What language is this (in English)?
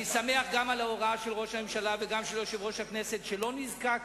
Hebrew